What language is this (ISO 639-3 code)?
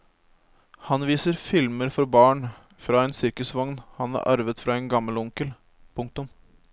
nor